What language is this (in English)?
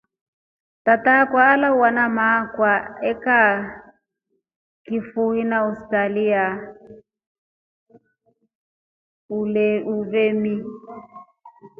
Rombo